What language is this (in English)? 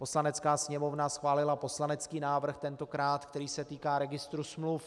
Czech